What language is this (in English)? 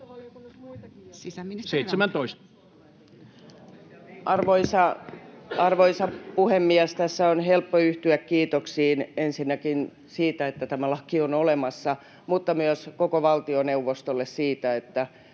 Finnish